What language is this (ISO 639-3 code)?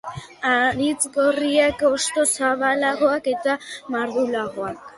eus